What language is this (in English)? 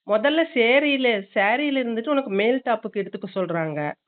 Tamil